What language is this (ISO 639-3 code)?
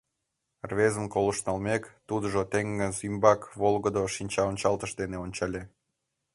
chm